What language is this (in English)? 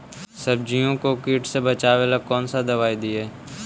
Magahi